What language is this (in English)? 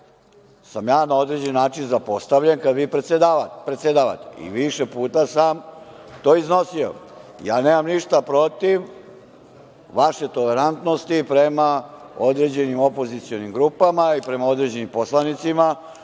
Serbian